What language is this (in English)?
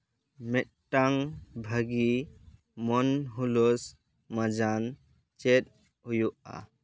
Santali